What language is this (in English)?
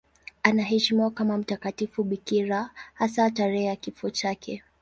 Swahili